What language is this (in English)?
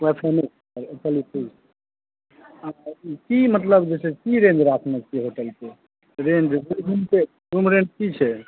Maithili